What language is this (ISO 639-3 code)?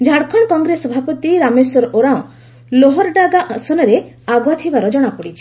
ori